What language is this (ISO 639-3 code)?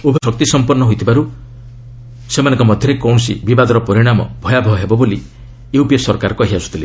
ori